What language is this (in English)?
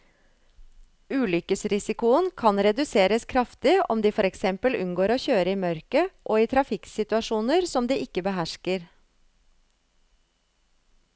Norwegian